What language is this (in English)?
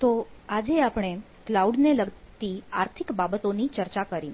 Gujarati